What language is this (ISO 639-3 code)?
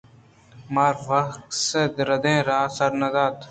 bgp